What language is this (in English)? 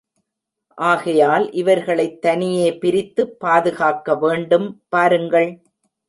Tamil